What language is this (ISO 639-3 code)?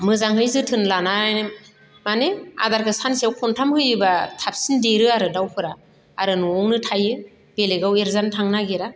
brx